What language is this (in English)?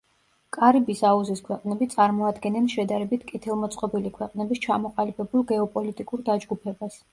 Georgian